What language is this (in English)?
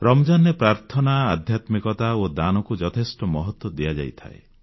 Odia